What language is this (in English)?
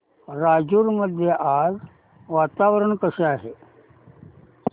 Marathi